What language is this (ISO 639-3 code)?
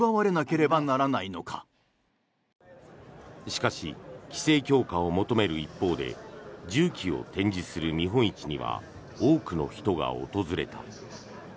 jpn